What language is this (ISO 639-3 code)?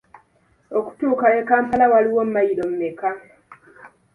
lug